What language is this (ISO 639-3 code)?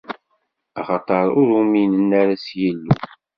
kab